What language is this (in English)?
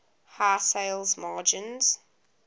English